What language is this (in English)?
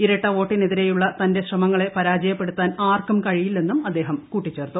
Malayalam